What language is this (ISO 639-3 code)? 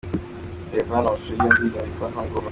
kin